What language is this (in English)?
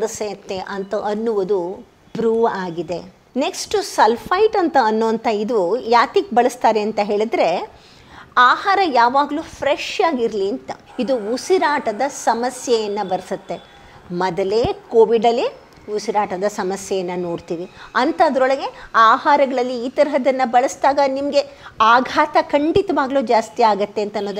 Kannada